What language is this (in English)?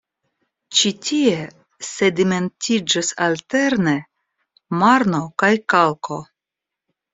Esperanto